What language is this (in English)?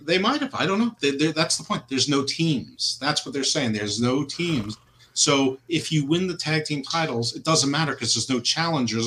English